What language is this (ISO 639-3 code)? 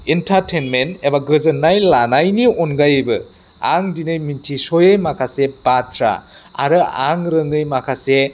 brx